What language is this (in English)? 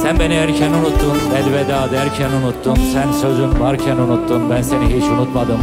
Turkish